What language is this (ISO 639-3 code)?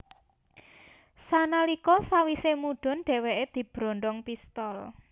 jav